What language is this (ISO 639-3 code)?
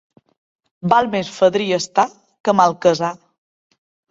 cat